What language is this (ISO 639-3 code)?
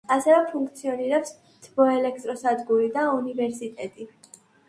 kat